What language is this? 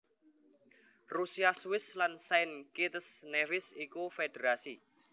Javanese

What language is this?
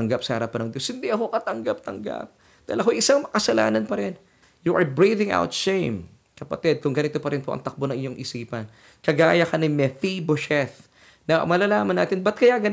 Filipino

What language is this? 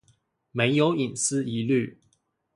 Chinese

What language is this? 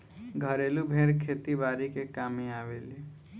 Bhojpuri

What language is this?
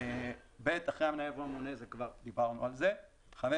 Hebrew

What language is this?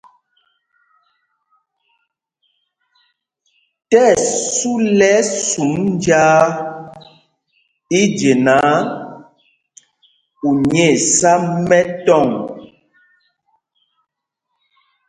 Mpumpong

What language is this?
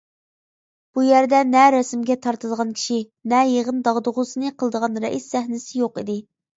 Uyghur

